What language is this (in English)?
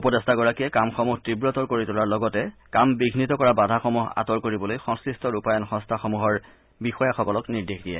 Assamese